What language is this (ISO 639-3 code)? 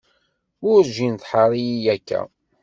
kab